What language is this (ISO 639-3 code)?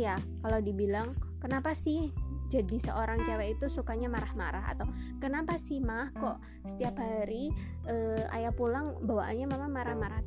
ind